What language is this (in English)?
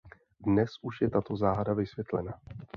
Czech